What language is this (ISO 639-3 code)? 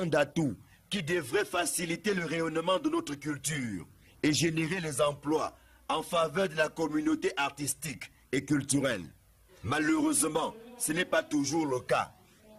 fra